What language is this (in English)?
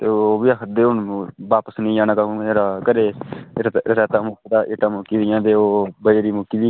Dogri